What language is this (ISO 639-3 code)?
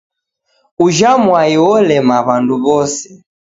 dav